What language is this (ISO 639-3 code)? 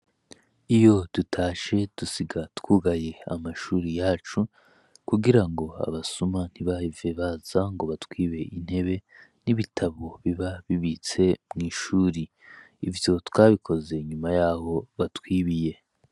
run